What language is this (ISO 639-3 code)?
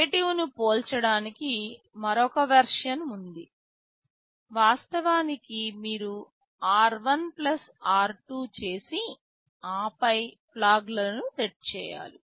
tel